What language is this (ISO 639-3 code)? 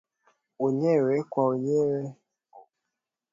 swa